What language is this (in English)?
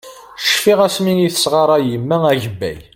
Kabyle